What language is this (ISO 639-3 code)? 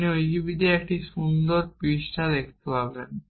ben